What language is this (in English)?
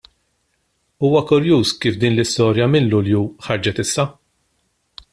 Maltese